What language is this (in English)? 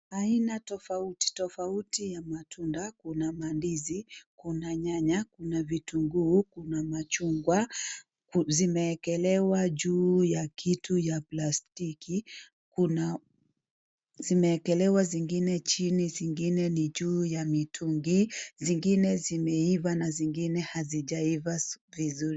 Swahili